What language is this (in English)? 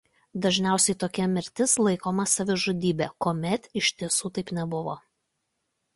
Lithuanian